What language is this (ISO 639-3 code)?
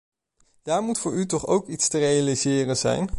nld